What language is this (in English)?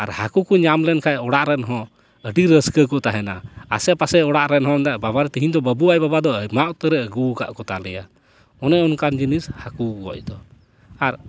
Santali